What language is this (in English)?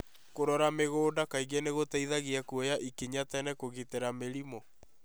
Kikuyu